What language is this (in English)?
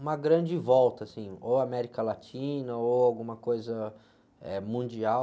Portuguese